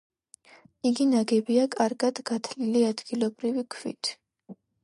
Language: Georgian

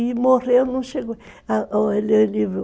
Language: Portuguese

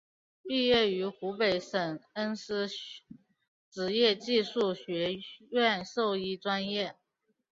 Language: Chinese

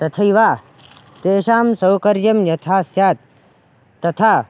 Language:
Sanskrit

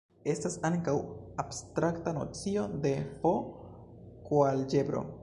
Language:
Esperanto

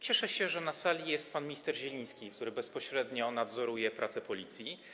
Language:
Polish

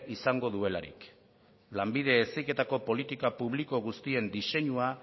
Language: Basque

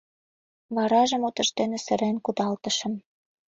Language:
Mari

